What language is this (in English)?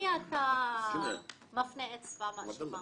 Hebrew